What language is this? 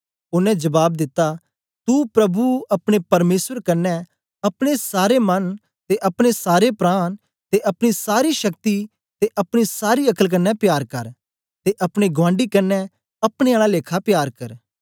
Dogri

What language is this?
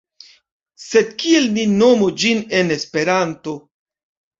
Esperanto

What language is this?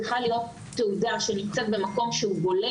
Hebrew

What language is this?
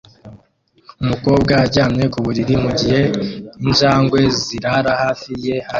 Kinyarwanda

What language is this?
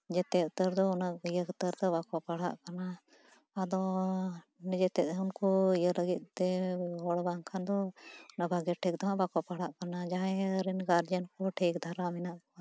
Santali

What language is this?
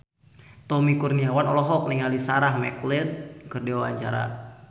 Sundanese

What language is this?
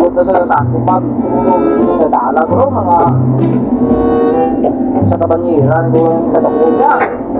Indonesian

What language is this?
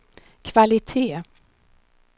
Swedish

